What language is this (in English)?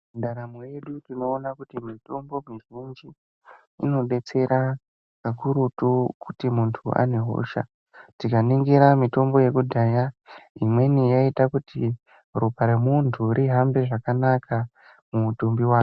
Ndau